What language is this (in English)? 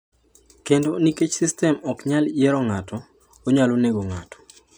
Luo (Kenya and Tanzania)